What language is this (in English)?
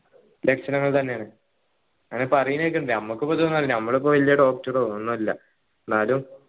Malayalam